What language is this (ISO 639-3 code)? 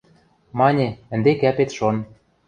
mrj